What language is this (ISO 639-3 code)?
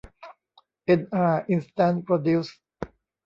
tha